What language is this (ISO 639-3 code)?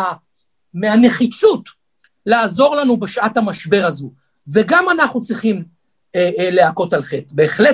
heb